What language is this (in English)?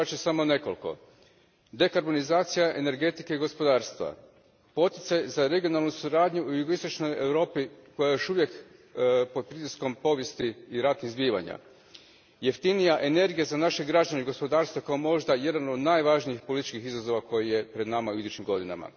Croatian